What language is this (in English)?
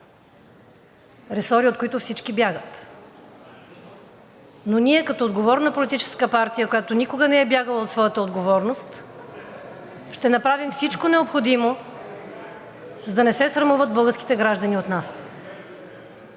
Bulgarian